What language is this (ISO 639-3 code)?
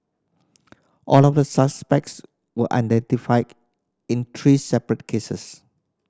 eng